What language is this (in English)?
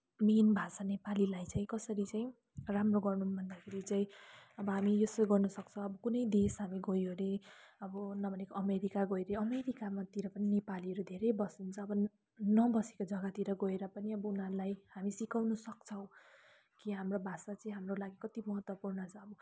Nepali